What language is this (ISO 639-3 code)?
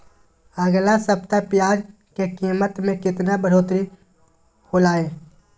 mag